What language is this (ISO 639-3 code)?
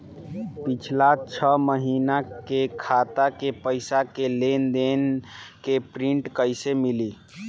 bho